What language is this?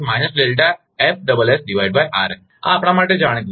Gujarati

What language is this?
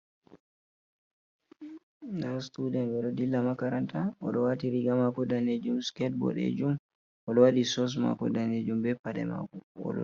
Fula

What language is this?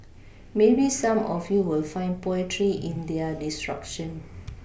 English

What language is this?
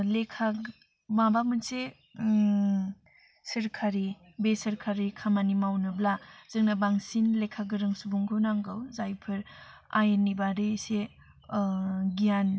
Bodo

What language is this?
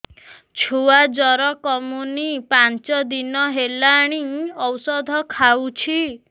Odia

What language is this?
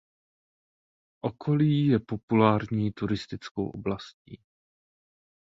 Czech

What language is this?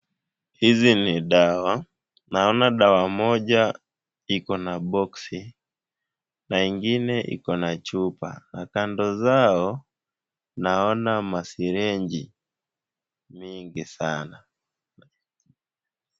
Swahili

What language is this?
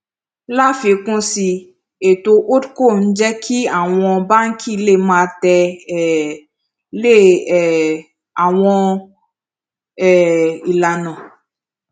Yoruba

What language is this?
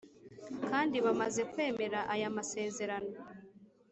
Kinyarwanda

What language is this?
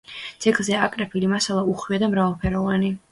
Georgian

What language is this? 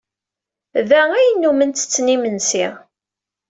Kabyle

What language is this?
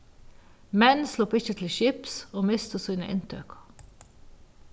Faroese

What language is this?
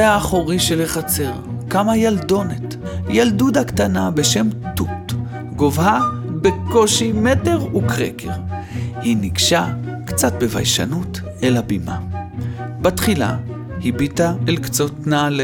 Hebrew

